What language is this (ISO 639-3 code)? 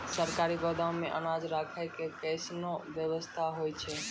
mai